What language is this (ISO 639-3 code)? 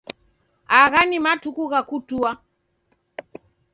dav